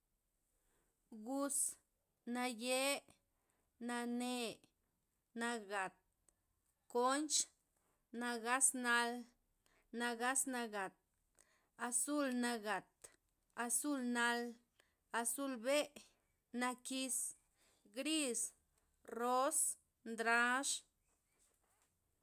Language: Loxicha Zapotec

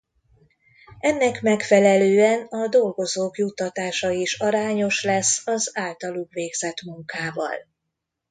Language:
Hungarian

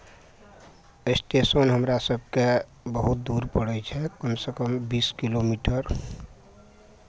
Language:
Maithili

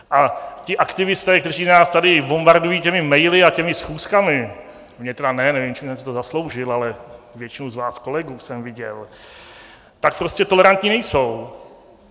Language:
Czech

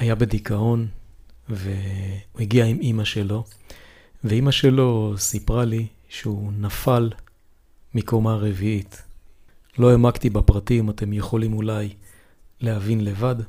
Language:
Hebrew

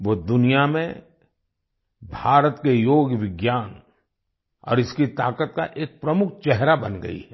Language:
Hindi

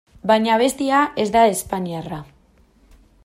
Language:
Basque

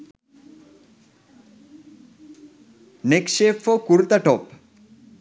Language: Sinhala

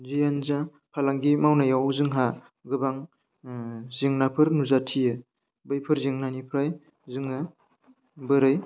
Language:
Bodo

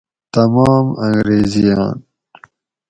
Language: Gawri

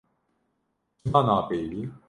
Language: Kurdish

